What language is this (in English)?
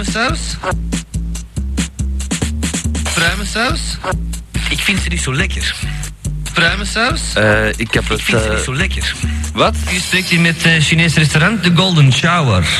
Dutch